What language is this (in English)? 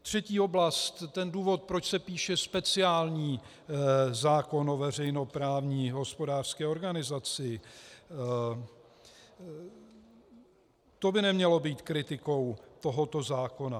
Czech